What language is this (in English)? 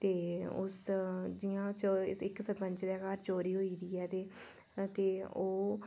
Dogri